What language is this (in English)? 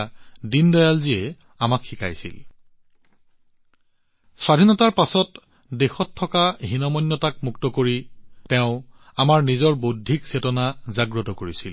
Assamese